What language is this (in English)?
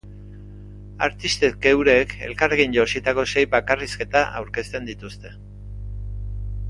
Basque